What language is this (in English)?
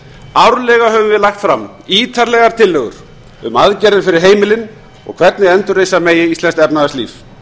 Icelandic